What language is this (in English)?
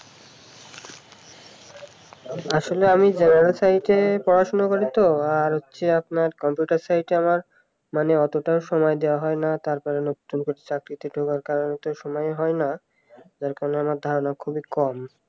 Bangla